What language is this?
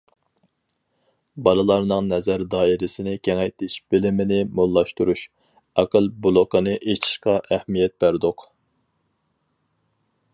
Uyghur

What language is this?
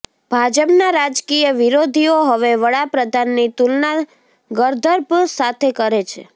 Gujarati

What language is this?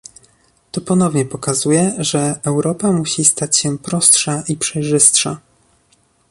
Polish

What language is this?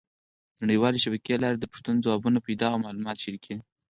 Pashto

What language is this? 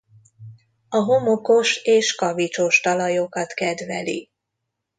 Hungarian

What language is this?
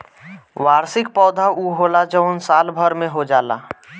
Bhojpuri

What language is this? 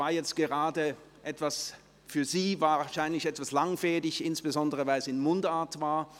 Swiss German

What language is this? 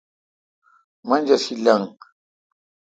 Kalkoti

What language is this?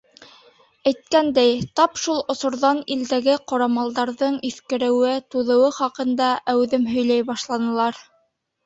Bashkir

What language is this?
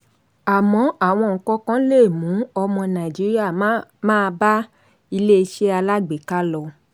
Yoruba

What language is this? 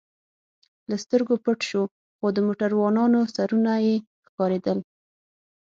Pashto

